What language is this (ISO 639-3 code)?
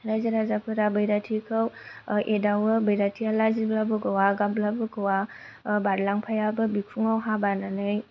brx